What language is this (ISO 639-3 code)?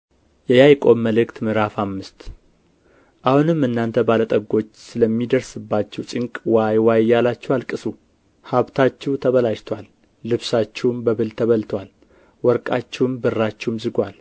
amh